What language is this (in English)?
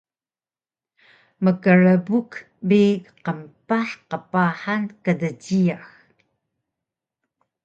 Taroko